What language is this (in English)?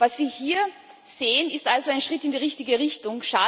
German